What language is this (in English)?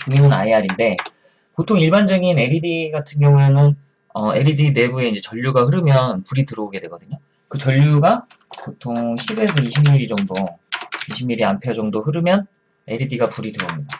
Korean